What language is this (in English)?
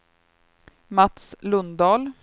Swedish